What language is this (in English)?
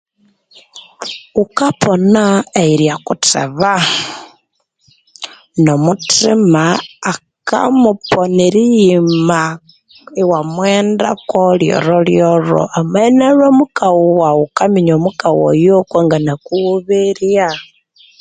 Konzo